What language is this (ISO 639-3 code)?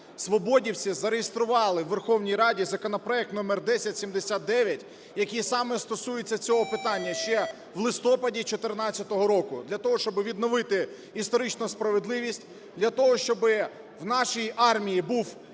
ukr